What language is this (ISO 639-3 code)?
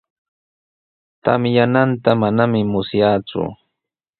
qws